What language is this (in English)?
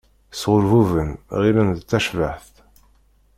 Kabyle